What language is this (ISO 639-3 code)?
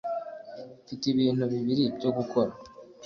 kin